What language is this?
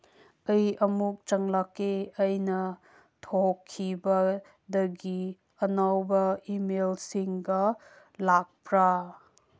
Manipuri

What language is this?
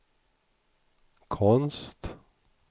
Swedish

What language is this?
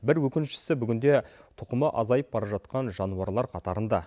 Kazakh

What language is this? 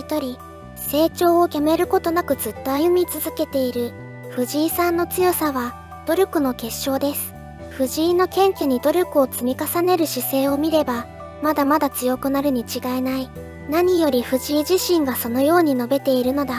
Japanese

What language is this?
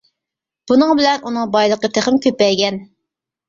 Uyghur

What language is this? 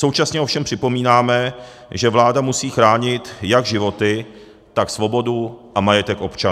Czech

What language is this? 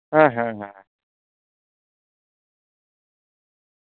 Santali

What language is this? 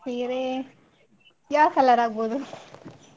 Kannada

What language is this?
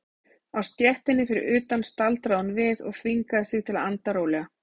Icelandic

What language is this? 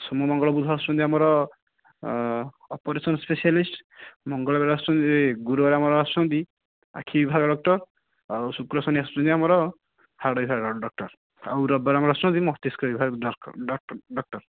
Odia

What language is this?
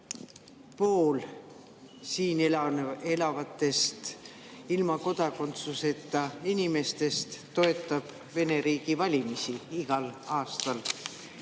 Estonian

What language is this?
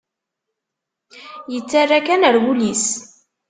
Kabyle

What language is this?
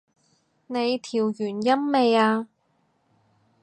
Cantonese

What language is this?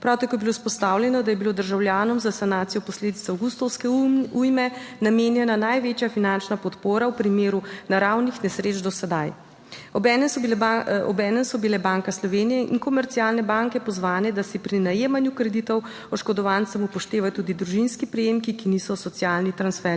Slovenian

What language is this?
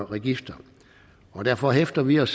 Danish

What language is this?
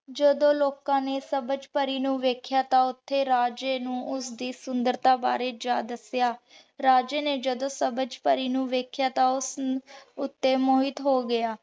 Punjabi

